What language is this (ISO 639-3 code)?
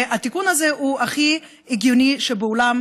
heb